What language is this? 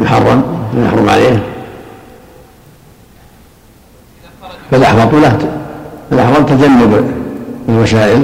Arabic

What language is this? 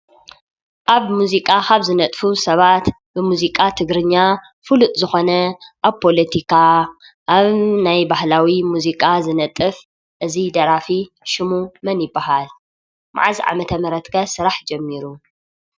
Tigrinya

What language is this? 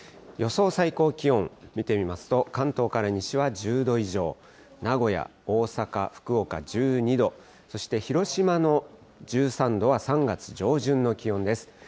Japanese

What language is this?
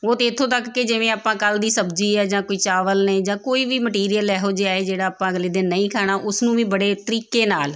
Punjabi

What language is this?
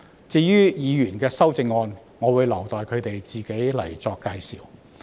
Cantonese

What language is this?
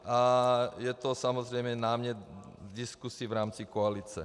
Czech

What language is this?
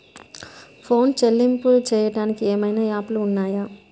Telugu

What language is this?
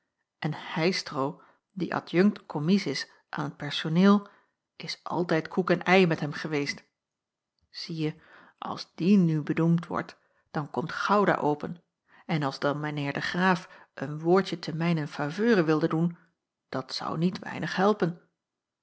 Dutch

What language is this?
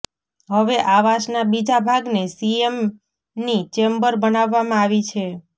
Gujarati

